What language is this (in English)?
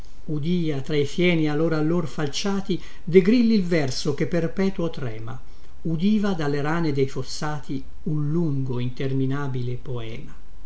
Italian